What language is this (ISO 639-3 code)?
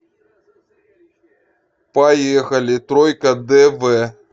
rus